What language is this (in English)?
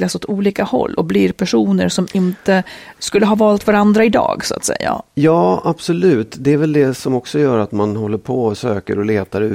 Swedish